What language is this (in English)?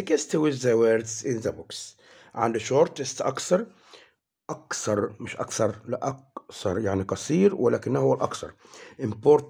Arabic